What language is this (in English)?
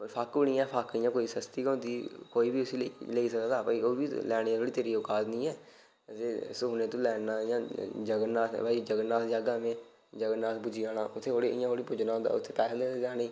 Dogri